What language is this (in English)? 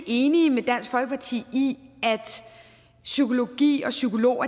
Danish